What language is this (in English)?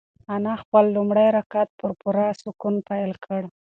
Pashto